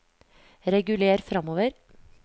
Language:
Norwegian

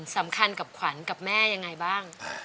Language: Thai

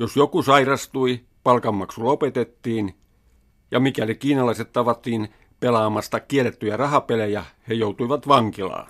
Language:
Finnish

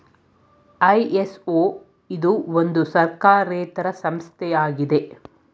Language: Kannada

